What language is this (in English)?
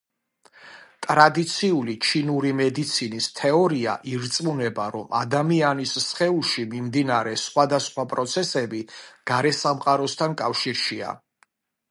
Georgian